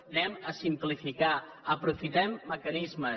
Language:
Catalan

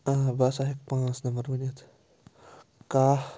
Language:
Kashmiri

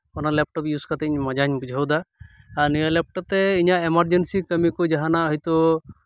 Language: Santali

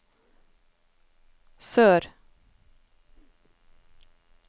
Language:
Norwegian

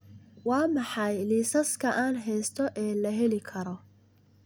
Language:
Somali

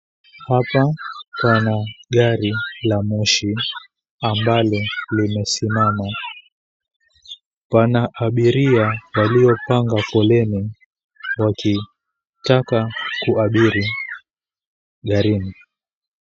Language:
Swahili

